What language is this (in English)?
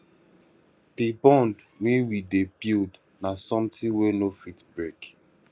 Nigerian Pidgin